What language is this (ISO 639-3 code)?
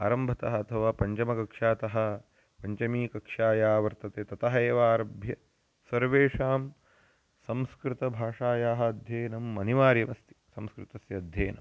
san